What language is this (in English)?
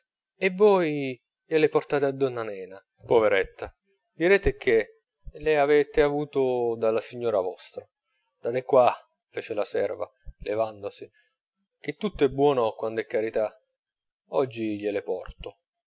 Italian